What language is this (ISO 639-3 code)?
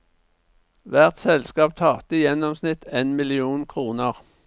nor